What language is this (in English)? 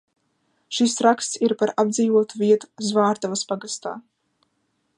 Latvian